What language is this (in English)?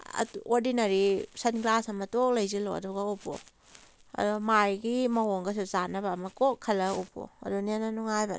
Manipuri